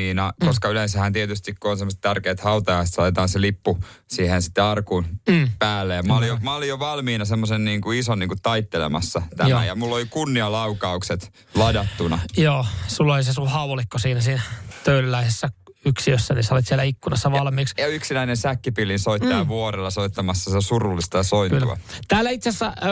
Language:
Finnish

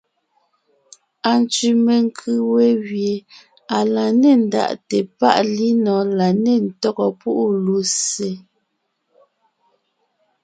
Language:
Ngiemboon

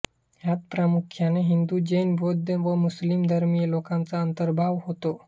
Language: Marathi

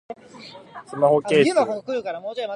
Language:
Japanese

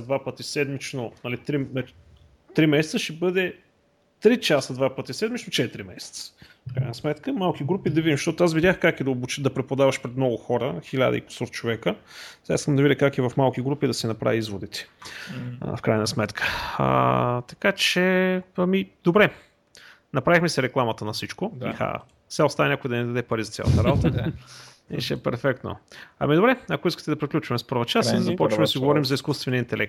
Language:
Bulgarian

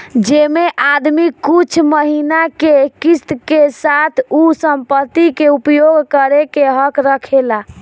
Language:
Bhojpuri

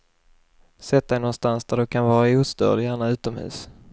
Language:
Swedish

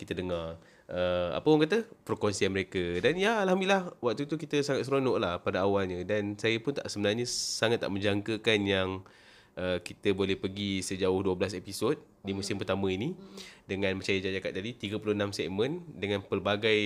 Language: Malay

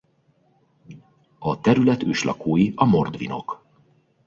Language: Hungarian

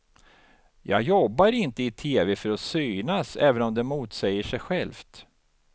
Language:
Swedish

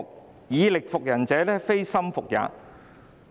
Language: Cantonese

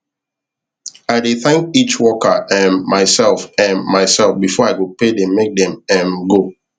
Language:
Nigerian Pidgin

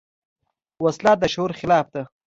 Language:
Pashto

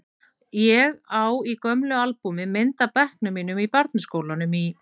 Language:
Icelandic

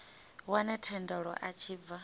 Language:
Venda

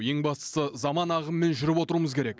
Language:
Kazakh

